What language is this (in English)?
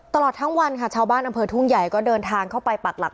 Thai